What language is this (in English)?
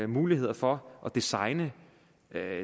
Danish